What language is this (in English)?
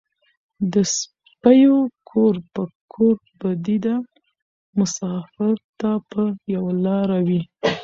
Pashto